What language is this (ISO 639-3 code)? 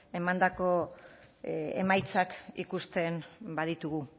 eus